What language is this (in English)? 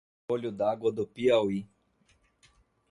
Portuguese